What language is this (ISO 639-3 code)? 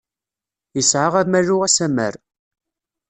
kab